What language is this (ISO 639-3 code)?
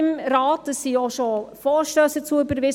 gsw